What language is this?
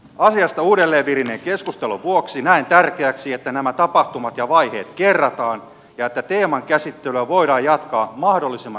Finnish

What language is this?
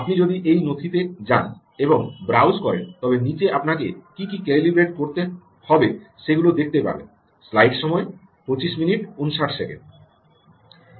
Bangla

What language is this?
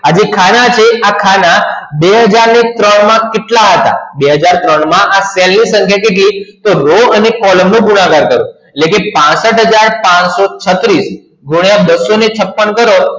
Gujarati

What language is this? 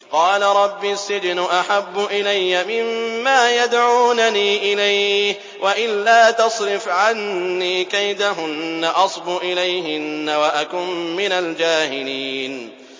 Arabic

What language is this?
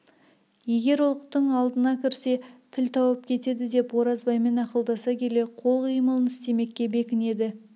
Kazakh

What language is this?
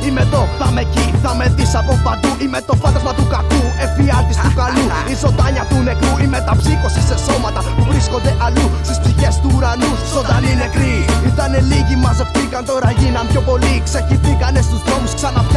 Greek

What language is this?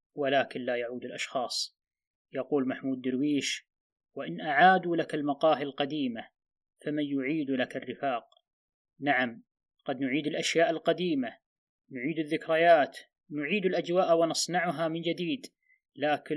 Arabic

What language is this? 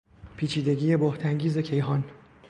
Persian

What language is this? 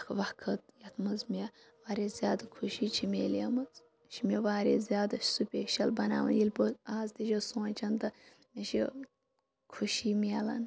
Kashmiri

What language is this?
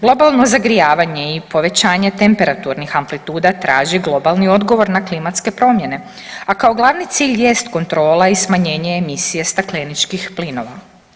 Croatian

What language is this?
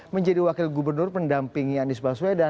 Indonesian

